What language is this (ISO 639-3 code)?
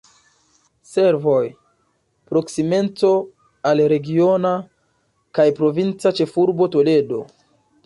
epo